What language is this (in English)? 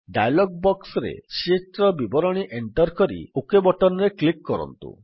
Odia